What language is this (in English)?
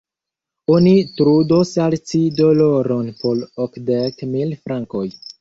Esperanto